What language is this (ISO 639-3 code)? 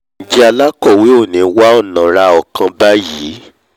yor